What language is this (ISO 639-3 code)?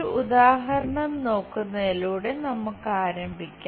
mal